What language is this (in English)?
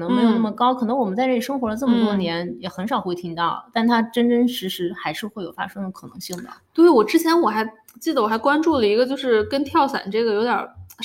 Chinese